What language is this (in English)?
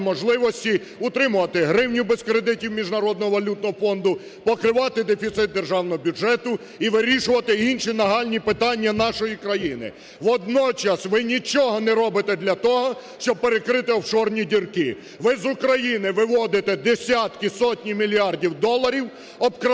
Ukrainian